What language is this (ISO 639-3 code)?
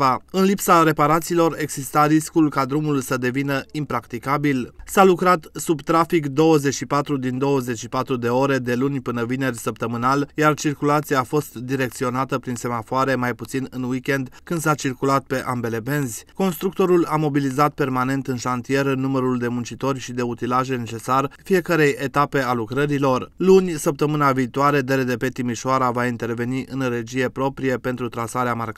ron